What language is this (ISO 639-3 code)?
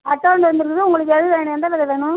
tam